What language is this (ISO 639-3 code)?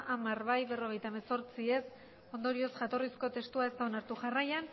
eus